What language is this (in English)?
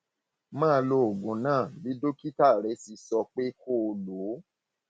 Yoruba